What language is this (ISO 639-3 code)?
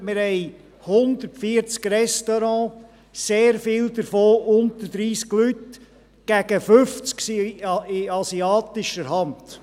gsw